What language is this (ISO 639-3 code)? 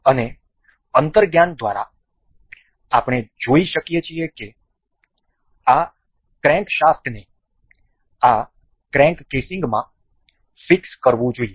guj